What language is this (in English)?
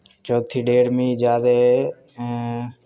Dogri